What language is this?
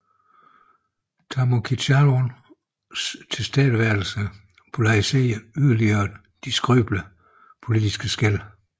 Danish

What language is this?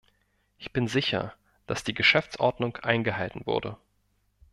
German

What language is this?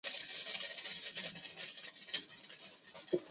Chinese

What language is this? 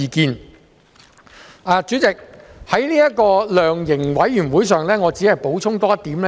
Cantonese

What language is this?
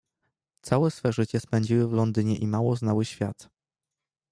Polish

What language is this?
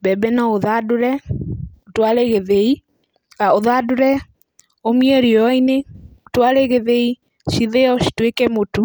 Kikuyu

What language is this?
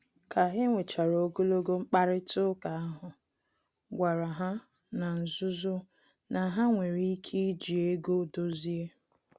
Igbo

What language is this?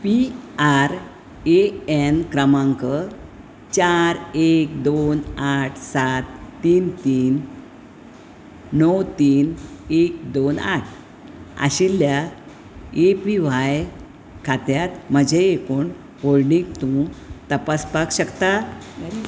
Konkani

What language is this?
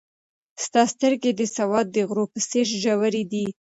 Pashto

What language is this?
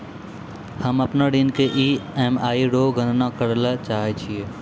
Maithili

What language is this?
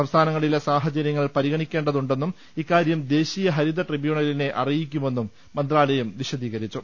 Malayalam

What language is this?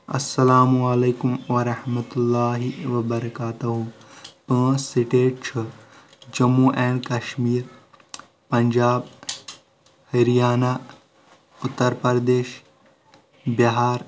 Kashmiri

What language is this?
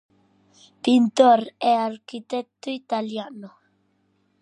Galician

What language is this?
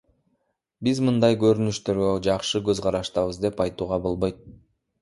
Kyrgyz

